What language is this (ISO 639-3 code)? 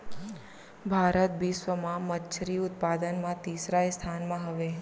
hne